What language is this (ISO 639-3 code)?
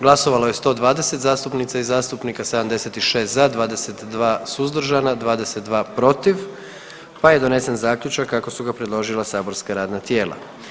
hrv